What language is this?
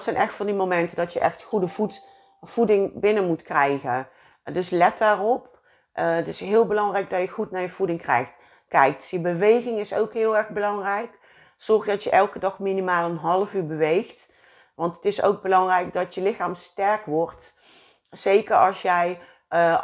Dutch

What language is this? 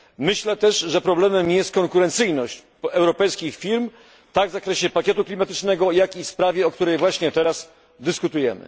Polish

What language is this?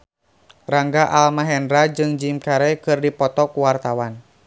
Sundanese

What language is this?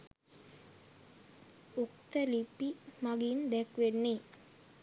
Sinhala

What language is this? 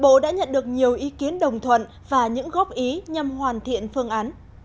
Vietnamese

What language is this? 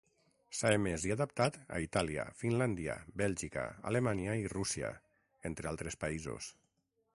Catalan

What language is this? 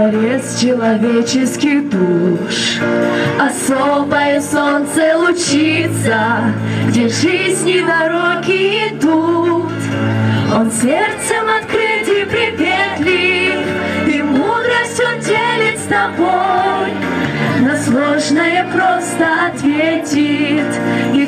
Russian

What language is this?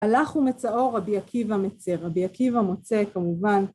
Hebrew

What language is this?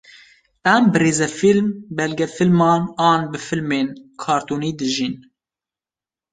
Kurdish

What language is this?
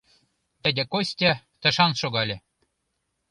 Mari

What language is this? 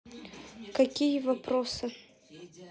Russian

